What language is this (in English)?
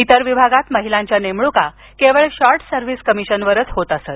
Marathi